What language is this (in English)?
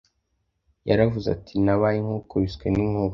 Kinyarwanda